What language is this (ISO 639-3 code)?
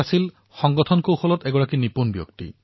asm